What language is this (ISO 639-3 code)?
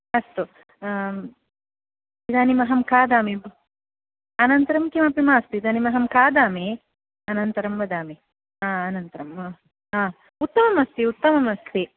san